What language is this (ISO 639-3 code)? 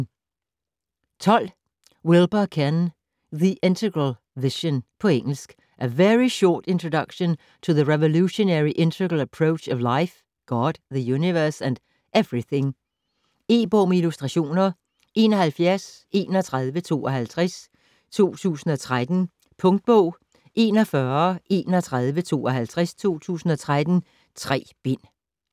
dan